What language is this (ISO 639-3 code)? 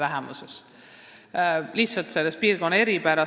est